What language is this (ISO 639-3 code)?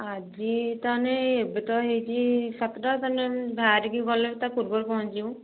ori